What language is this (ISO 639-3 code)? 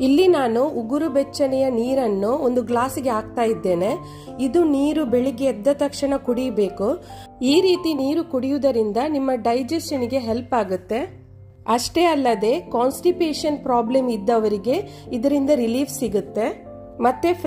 kan